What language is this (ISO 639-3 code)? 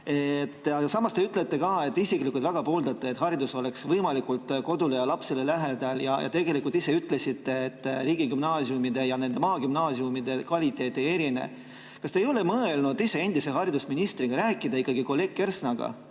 est